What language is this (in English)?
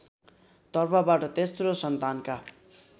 Nepali